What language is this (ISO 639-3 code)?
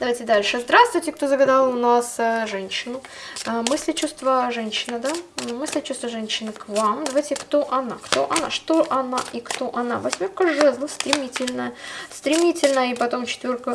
rus